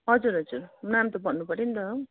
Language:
Nepali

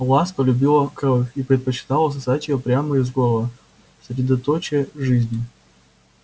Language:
Russian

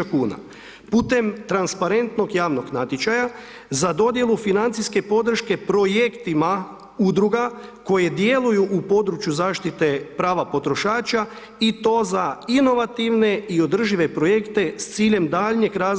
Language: Croatian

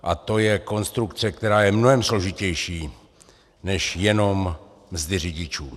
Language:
Czech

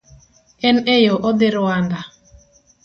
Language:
Luo (Kenya and Tanzania)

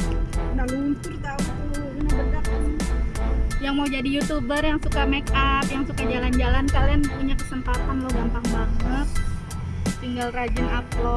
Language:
Indonesian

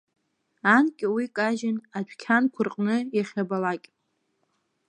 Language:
Abkhazian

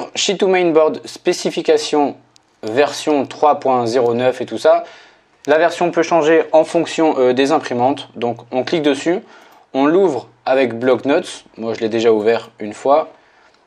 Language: French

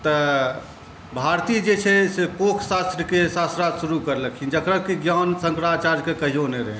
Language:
Maithili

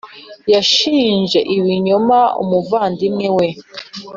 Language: Kinyarwanda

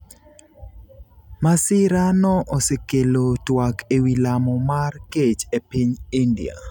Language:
Luo (Kenya and Tanzania)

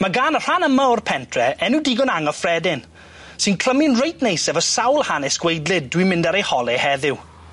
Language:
Welsh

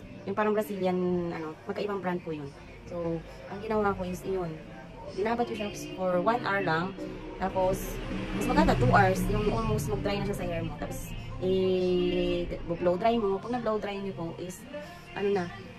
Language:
Filipino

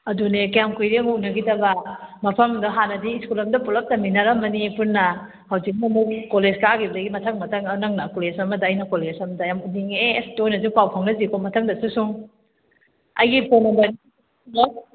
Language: Manipuri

